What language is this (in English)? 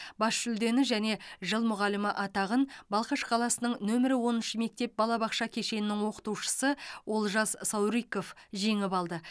Kazakh